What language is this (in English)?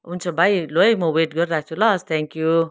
Nepali